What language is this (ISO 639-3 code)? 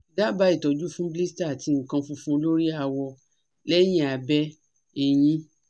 yor